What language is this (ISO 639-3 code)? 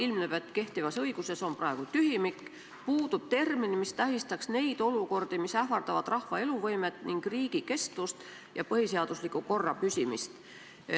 est